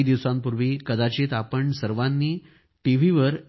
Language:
Marathi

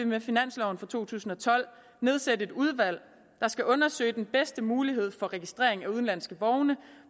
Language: Danish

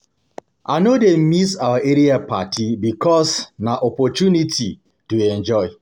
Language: Nigerian Pidgin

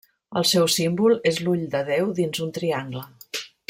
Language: Catalan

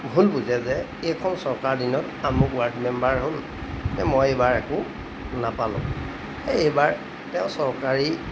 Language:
Assamese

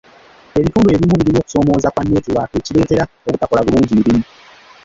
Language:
Ganda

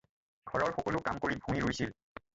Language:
Assamese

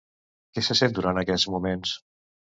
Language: Catalan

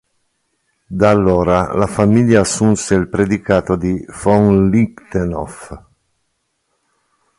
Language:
Italian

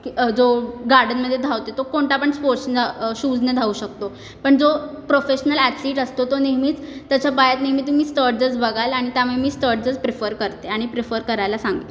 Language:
Marathi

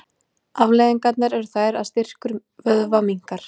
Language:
Icelandic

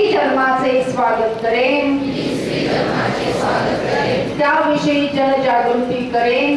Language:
Hindi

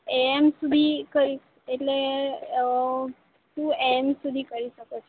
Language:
Gujarati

